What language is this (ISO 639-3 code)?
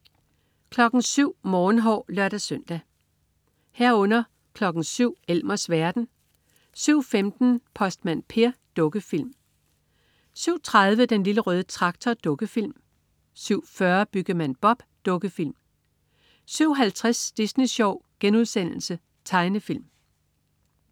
dan